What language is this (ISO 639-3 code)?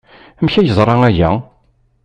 kab